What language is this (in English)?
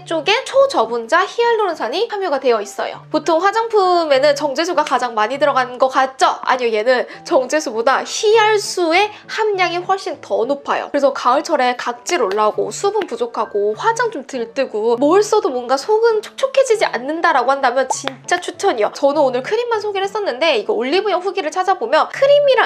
Korean